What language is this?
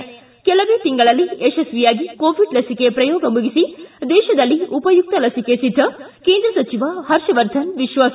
Kannada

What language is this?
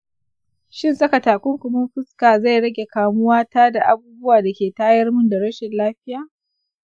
Hausa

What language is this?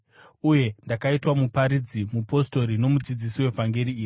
Shona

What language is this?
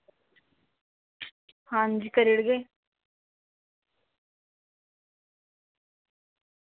Dogri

